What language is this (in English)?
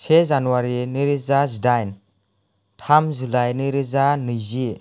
Bodo